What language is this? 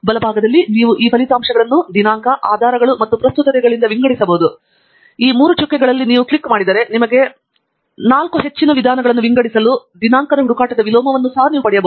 Kannada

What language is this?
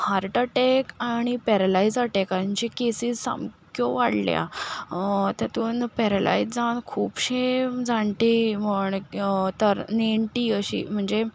Konkani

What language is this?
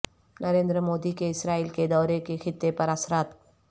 Urdu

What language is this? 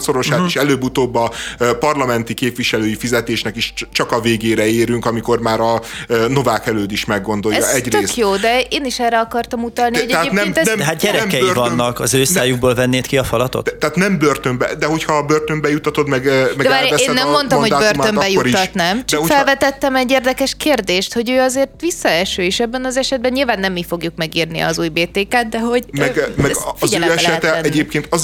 Hungarian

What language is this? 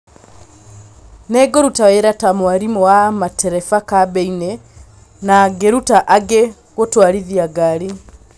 Kikuyu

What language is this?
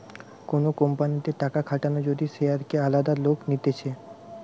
Bangla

